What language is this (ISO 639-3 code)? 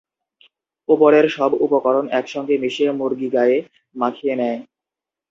ben